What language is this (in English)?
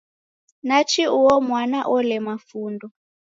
Taita